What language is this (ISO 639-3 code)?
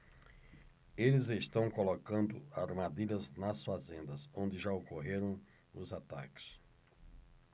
por